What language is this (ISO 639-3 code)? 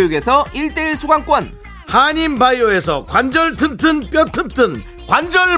kor